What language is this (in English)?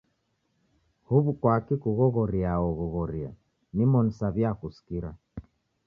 Taita